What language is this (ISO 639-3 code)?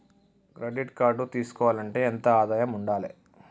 tel